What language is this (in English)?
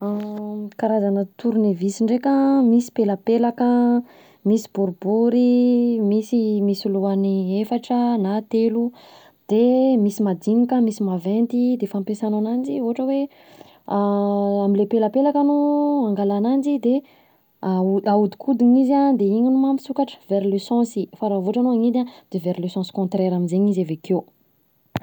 Southern Betsimisaraka Malagasy